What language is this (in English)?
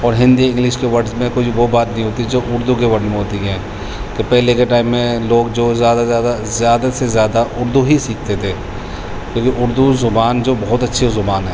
Urdu